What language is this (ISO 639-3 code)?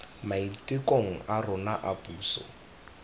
tsn